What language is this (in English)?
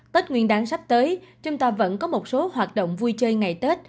Vietnamese